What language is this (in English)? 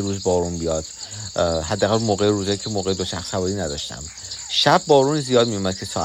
Persian